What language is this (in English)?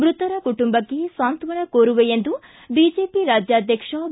Kannada